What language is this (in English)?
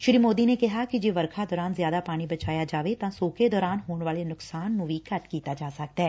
Punjabi